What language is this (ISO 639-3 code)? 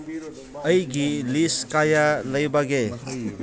mni